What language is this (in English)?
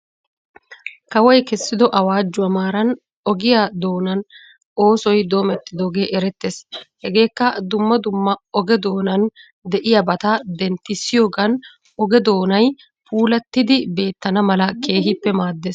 Wolaytta